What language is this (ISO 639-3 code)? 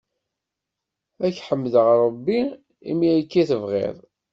kab